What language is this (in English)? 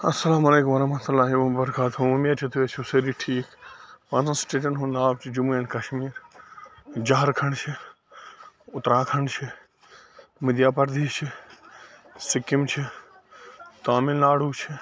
Kashmiri